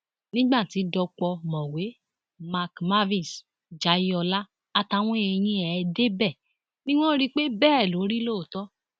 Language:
Yoruba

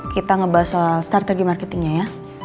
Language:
Indonesian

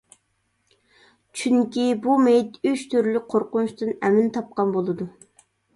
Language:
Uyghur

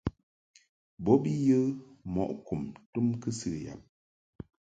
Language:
Mungaka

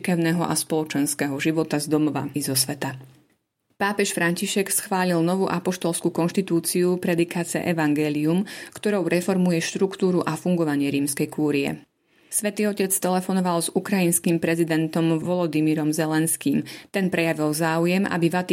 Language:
Slovak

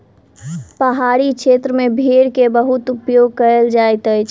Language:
Maithili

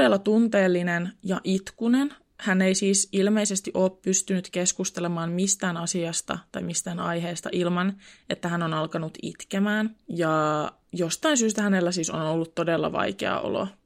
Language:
Finnish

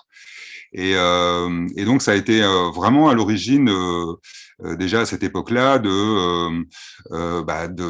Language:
French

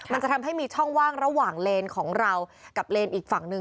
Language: Thai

